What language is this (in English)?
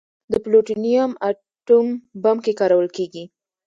Pashto